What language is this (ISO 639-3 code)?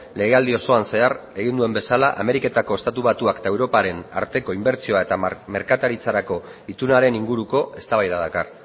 eus